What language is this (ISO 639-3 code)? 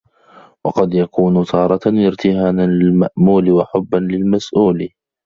ara